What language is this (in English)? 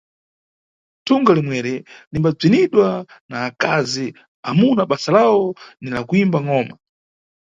Nyungwe